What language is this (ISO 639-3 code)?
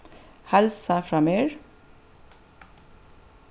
fao